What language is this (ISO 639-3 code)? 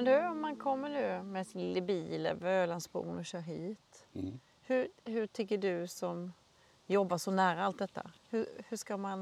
swe